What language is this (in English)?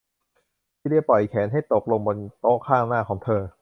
Thai